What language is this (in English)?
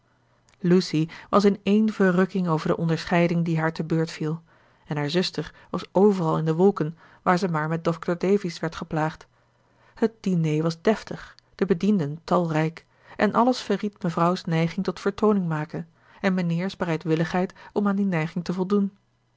Dutch